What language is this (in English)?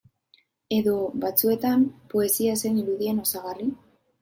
Basque